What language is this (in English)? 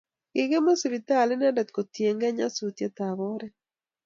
Kalenjin